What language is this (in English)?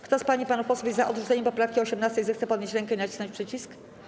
Polish